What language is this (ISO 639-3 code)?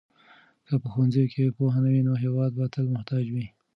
pus